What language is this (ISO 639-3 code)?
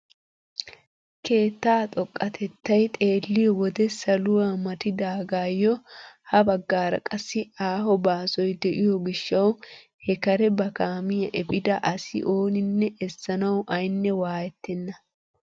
wal